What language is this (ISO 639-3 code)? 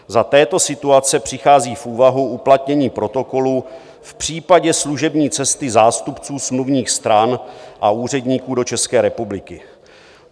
ces